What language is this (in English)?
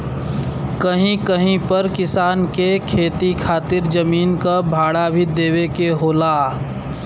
Bhojpuri